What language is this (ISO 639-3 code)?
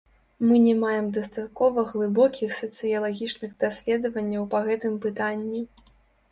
bel